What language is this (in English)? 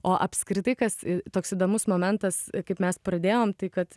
Lithuanian